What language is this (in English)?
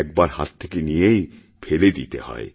Bangla